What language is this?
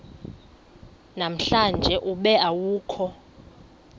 Xhosa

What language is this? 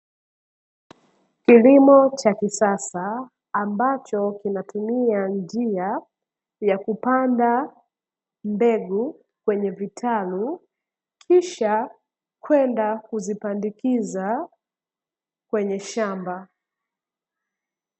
Swahili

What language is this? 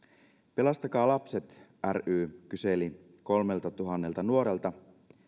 Finnish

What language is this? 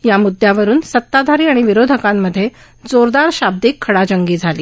Marathi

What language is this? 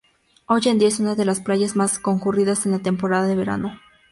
Spanish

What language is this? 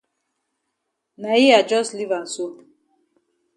Cameroon Pidgin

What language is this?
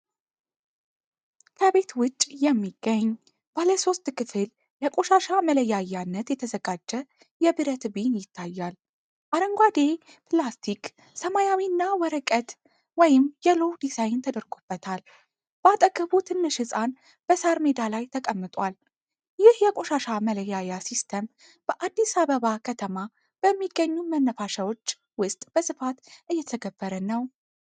Amharic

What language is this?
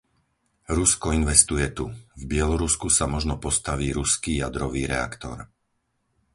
Slovak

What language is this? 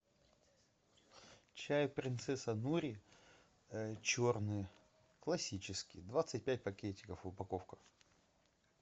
Russian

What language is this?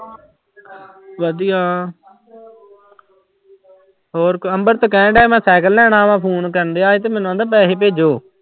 Punjabi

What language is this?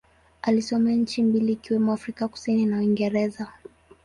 Swahili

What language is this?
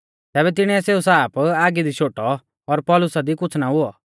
Mahasu Pahari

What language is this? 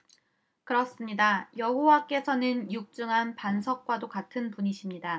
Korean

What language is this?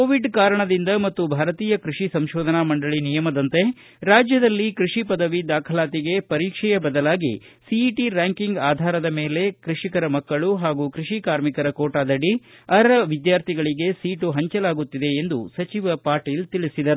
Kannada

